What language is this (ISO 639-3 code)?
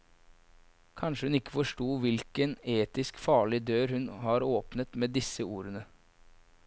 nor